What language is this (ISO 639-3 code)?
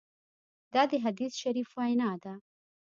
pus